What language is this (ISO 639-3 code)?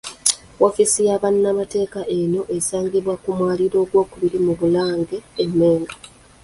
lug